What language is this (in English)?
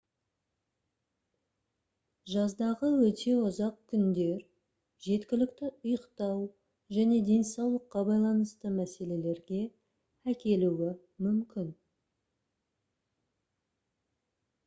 Kazakh